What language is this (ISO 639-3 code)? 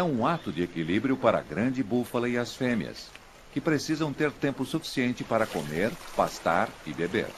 por